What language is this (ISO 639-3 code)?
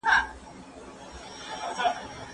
pus